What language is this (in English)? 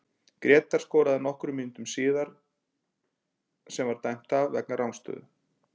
Icelandic